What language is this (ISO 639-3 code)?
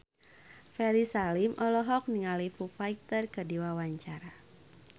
sun